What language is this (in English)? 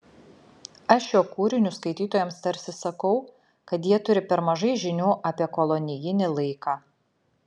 Lithuanian